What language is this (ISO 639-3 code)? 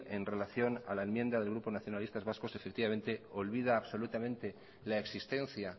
spa